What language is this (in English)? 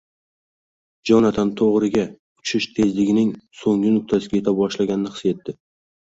Uzbek